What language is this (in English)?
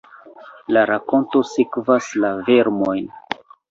Esperanto